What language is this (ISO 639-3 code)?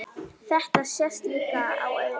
isl